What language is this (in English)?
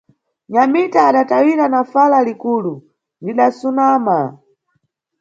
Nyungwe